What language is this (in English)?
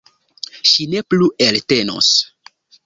Esperanto